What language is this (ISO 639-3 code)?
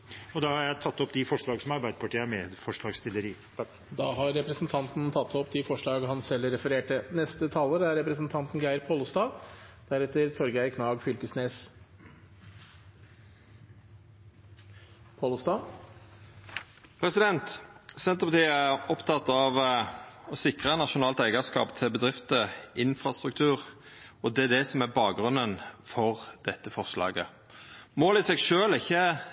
nor